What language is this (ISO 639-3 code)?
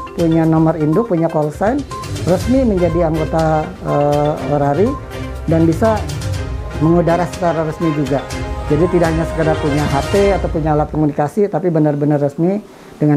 ind